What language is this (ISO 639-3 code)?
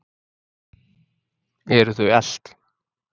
isl